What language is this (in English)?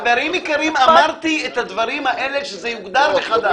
Hebrew